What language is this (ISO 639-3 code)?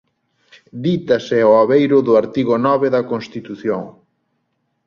glg